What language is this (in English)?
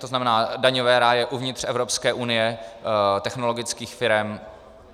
Czech